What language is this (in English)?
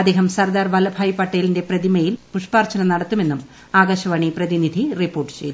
Malayalam